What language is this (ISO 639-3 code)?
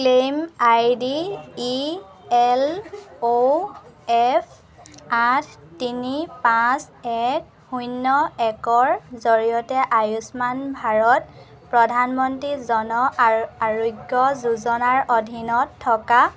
asm